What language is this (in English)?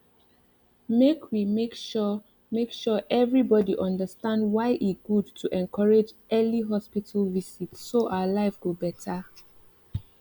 Nigerian Pidgin